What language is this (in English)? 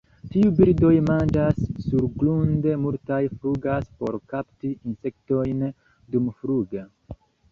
Esperanto